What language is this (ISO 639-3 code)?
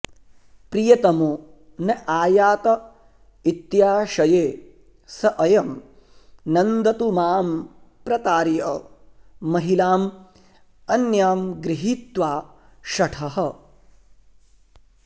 san